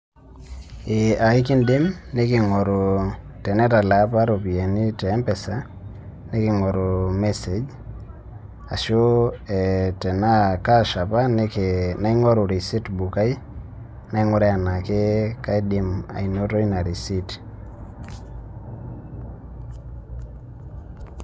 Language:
Masai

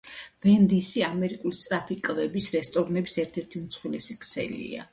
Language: Georgian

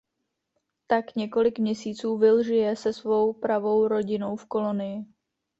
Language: Czech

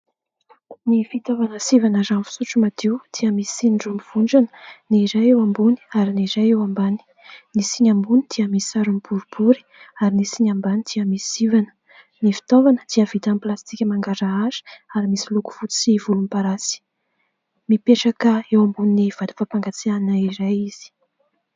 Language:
Malagasy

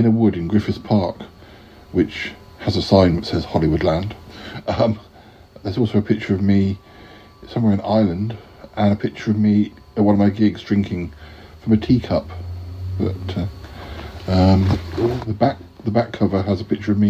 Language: English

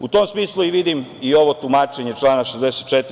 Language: Serbian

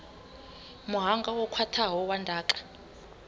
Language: Venda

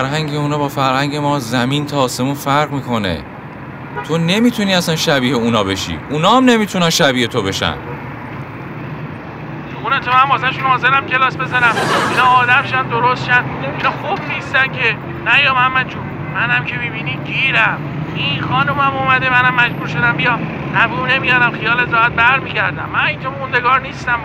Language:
Persian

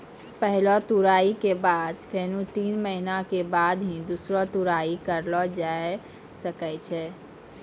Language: Maithili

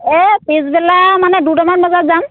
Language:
Assamese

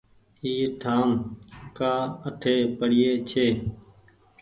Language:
Goaria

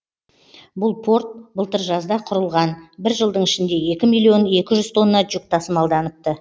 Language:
Kazakh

